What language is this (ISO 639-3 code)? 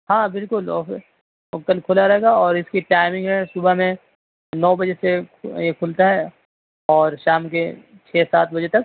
urd